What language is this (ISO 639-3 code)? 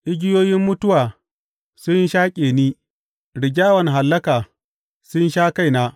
hau